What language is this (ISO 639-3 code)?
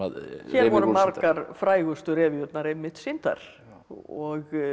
isl